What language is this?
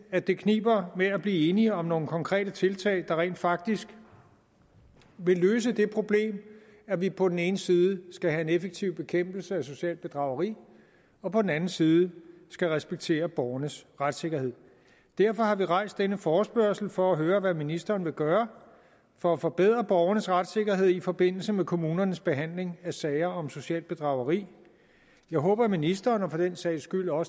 Danish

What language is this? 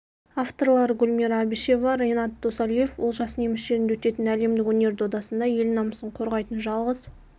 Kazakh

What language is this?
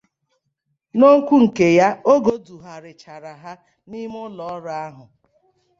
Igbo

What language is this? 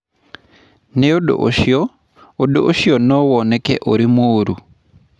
Kikuyu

